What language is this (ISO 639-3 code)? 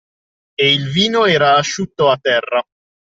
ita